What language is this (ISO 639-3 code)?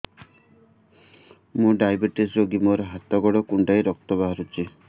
ori